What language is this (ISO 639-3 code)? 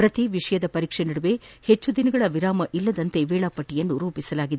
kan